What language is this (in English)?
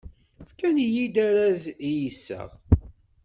Kabyle